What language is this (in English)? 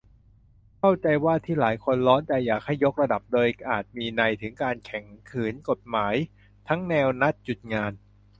Thai